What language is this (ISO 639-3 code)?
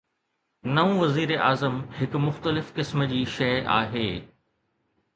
snd